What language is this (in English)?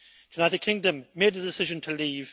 English